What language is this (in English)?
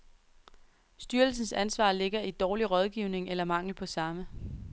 Danish